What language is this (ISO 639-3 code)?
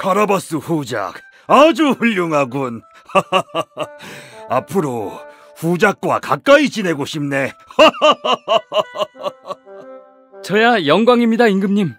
kor